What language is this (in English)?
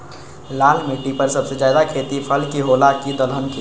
Magahi